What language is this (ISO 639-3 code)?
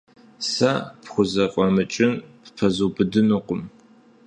kbd